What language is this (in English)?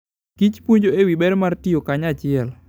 Luo (Kenya and Tanzania)